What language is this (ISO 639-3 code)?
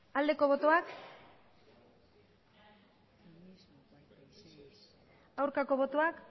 eus